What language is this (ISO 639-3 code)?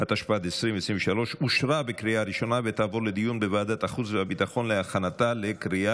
heb